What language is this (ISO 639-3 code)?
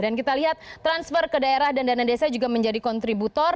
ind